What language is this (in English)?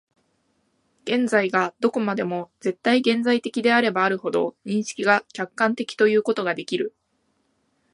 Japanese